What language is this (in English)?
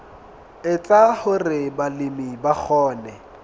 Southern Sotho